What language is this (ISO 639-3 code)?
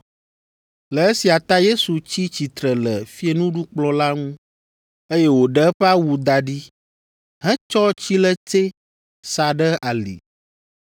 ewe